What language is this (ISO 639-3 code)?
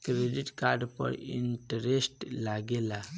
bho